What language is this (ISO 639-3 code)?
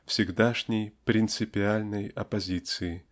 rus